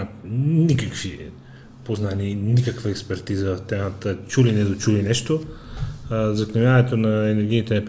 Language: Bulgarian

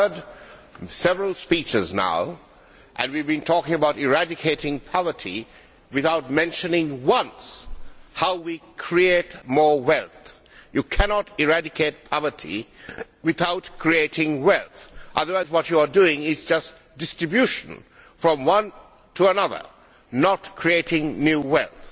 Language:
English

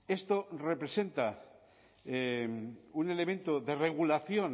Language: Spanish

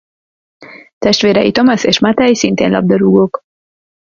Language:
Hungarian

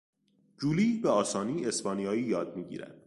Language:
Persian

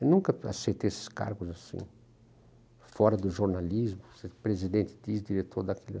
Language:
Portuguese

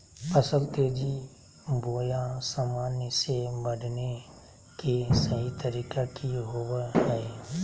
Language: Magahi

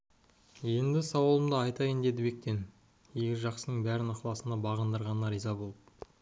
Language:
Kazakh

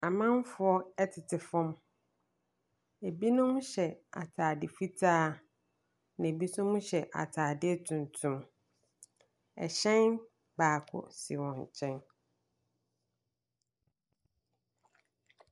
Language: Akan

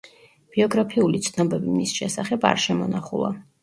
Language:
Georgian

